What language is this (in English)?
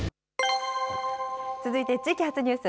Japanese